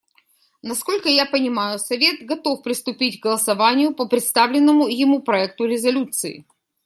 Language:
Russian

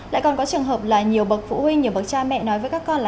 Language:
Vietnamese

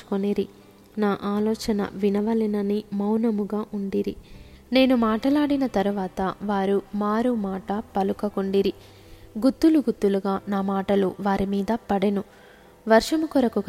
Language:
Telugu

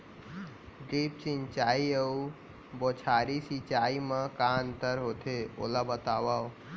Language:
Chhattisgarhi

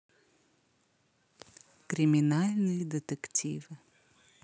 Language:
Russian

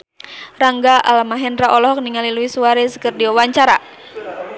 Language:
Sundanese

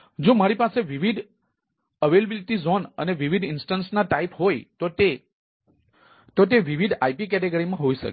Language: Gujarati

